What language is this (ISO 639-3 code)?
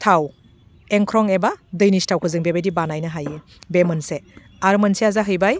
brx